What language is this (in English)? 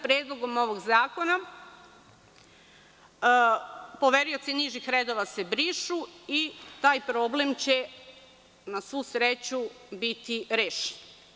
Serbian